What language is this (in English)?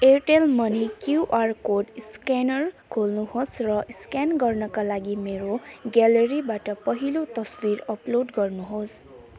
Nepali